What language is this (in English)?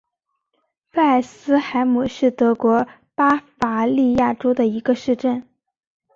Chinese